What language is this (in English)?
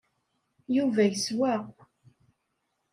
Kabyle